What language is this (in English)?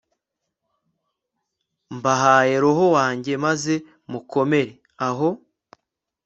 Kinyarwanda